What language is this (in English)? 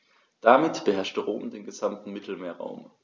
German